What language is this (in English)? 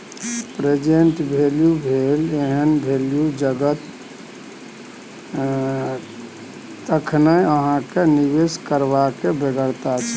Maithili